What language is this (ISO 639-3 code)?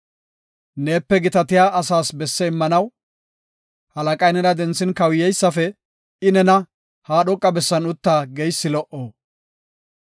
gof